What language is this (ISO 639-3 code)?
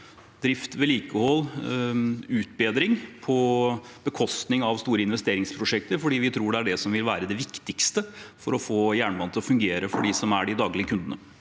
nor